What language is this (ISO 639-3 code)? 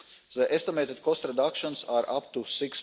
eng